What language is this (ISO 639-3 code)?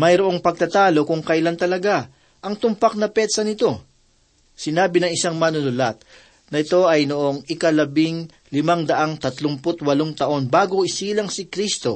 fil